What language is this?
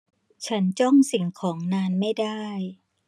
Thai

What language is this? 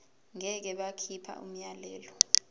Zulu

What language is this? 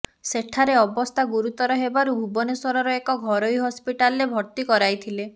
Odia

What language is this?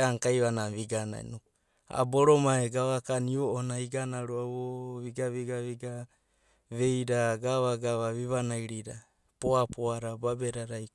Abadi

